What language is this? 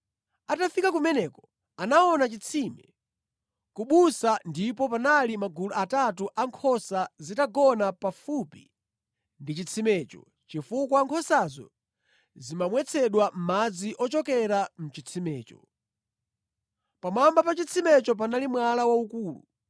Nyanja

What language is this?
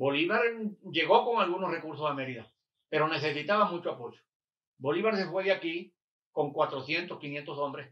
Spanish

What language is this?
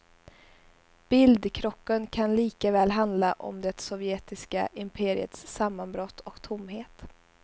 Swedish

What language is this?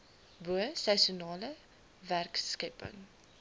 Afrikaans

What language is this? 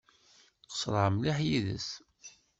Kabyle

